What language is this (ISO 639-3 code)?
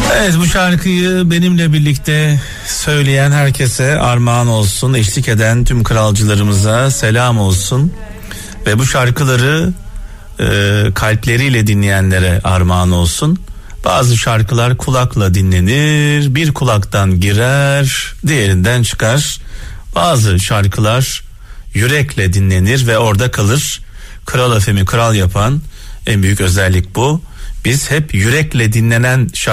tur